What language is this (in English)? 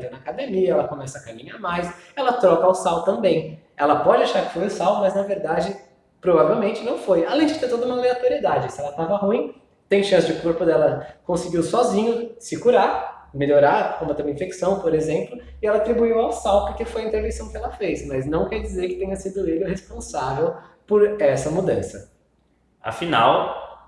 Portuguese